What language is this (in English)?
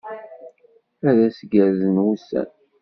Kabyle